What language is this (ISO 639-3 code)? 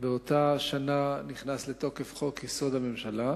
heb